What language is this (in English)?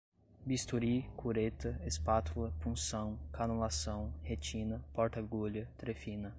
Portuguese